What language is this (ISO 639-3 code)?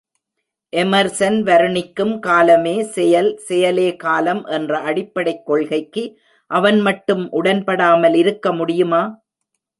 tam